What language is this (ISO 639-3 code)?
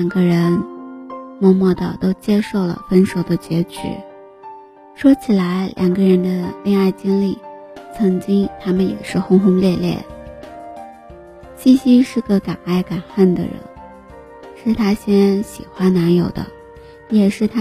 zho